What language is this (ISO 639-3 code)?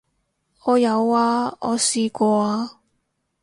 yue